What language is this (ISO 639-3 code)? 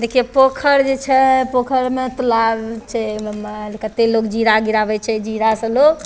mai